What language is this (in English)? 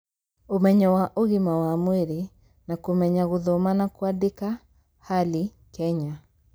Kikuyu